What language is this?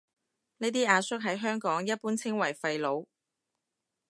Cantonese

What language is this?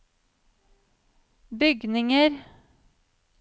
Norwegian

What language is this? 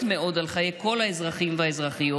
Hebrew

